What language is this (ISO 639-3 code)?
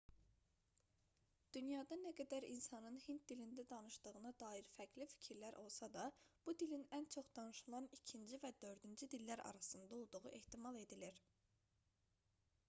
aze